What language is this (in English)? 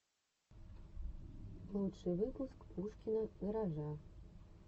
Russian